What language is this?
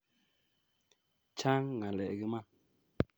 Kalenjin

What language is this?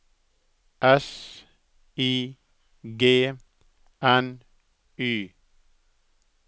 Norwegian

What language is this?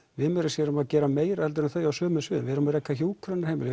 Icelandic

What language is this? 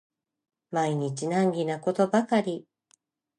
Japanese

